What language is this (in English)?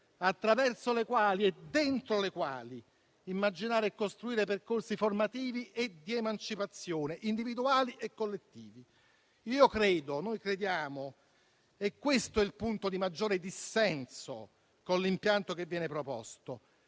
Italian